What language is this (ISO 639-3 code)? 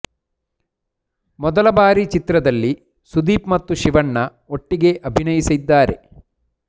kan